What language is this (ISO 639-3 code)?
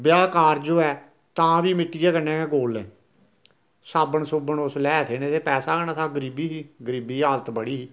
doi